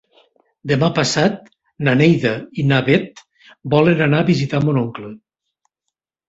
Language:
Catalan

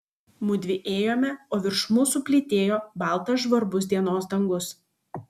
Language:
Lithuanian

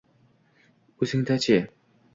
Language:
Uzbek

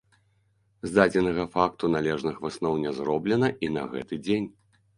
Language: Belarusian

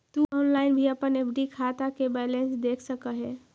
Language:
Magahi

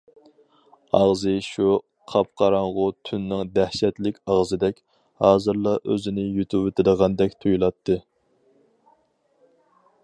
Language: Uyghur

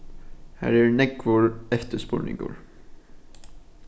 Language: Faroese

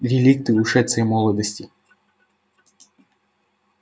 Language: Russian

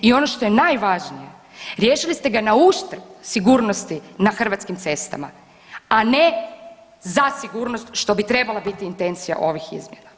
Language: Croatian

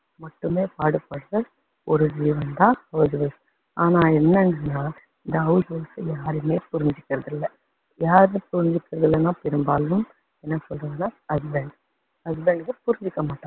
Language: Tamil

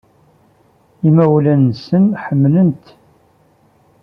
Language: Kabyle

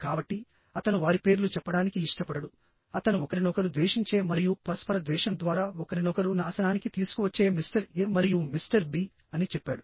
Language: Telugu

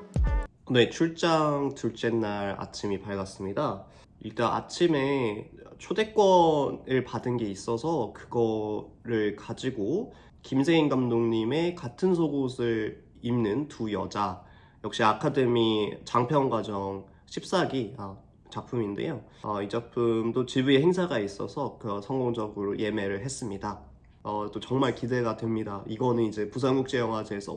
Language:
Korean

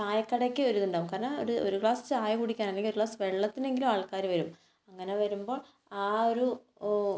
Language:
Malayalam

